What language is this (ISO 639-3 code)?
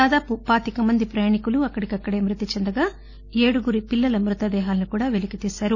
tel